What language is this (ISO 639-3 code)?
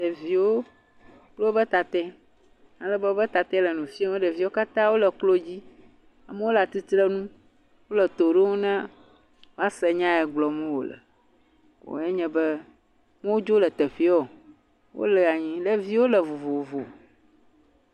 ewe